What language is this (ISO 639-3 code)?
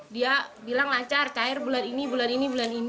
ind